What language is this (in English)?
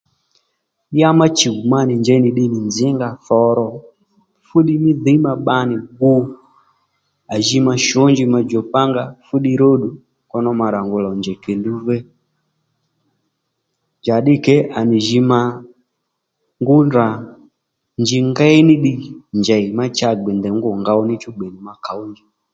Lendu